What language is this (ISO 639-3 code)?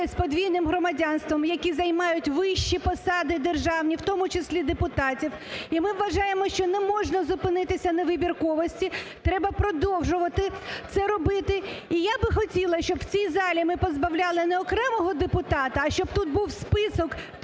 ukr